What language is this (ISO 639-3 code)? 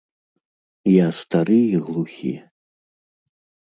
bel